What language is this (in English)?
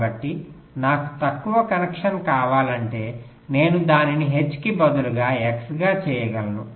Telugu